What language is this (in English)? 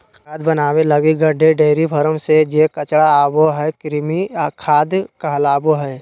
Magahi